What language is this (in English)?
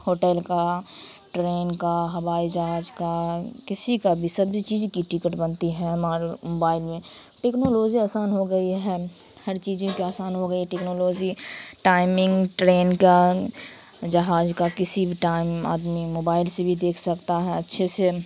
Urdu